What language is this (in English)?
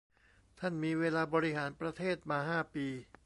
Thai